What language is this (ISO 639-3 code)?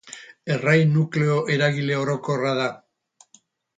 eus